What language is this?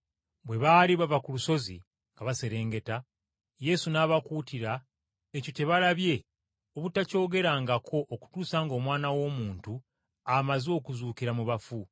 Ganda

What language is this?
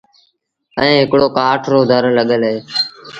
Sindhi Bhil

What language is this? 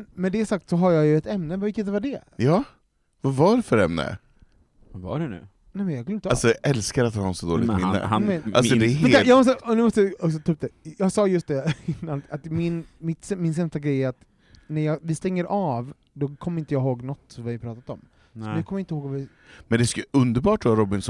Swedish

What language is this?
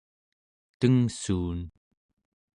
Central Yupik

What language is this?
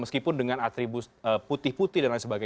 Indonesian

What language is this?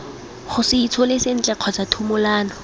Tswana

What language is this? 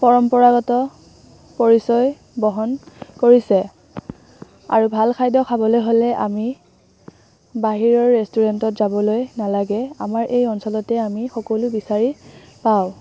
Assamese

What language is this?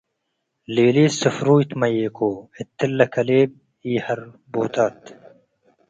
Tigre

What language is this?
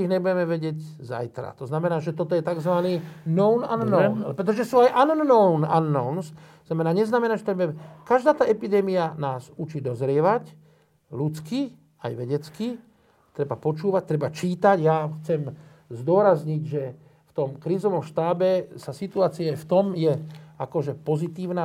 Slovak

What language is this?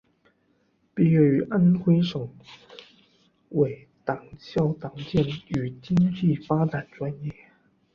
Chinese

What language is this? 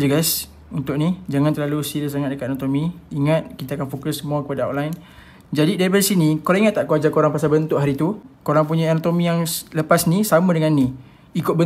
Malay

